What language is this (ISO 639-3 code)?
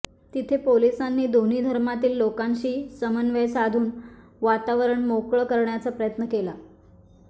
mar